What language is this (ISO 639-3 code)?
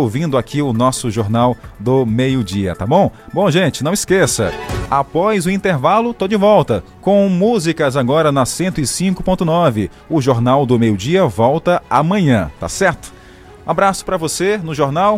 por